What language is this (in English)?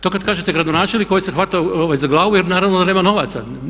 Croatian